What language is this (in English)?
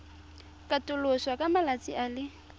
Tswana